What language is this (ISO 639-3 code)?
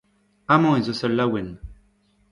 bre